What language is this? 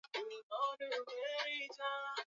Swahili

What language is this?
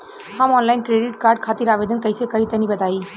Bhojpuri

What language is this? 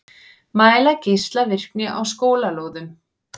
Icelandic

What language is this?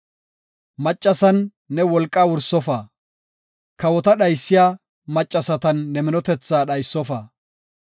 Gofa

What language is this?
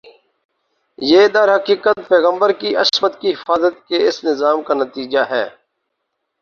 Urdu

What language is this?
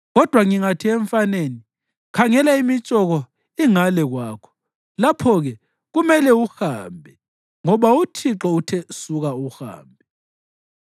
North Ndebele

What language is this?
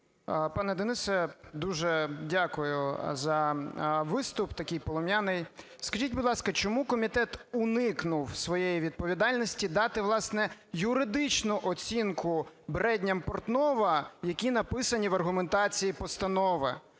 Ukrainian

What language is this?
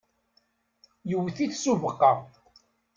Kabyle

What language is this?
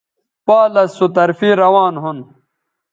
Bateri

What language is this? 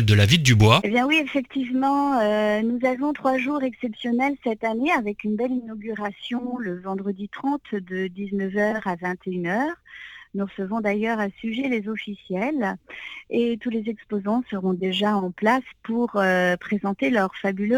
French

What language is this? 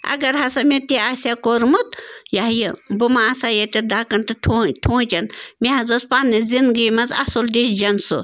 Kashmiri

